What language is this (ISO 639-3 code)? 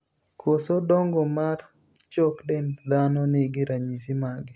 luo